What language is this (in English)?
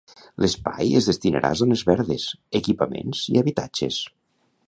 Catalan